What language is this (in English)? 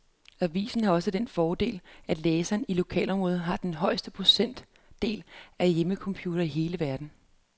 Danish